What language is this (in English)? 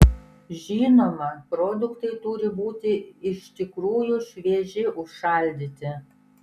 Lithuanian